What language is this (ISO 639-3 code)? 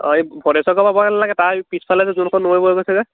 asm